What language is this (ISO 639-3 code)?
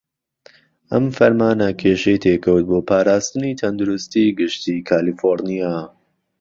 ckb